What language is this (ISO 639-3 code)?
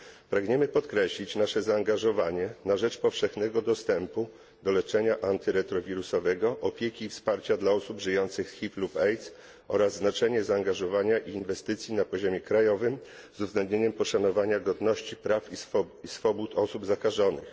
pol